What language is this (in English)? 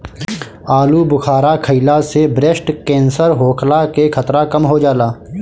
Bhojpuri